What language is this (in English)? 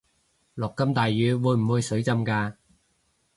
Cantonese